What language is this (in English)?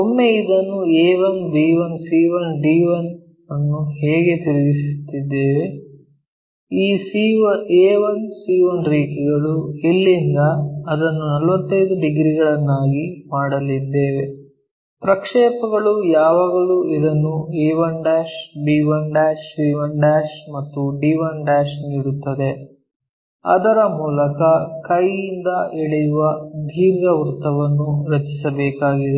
Kannada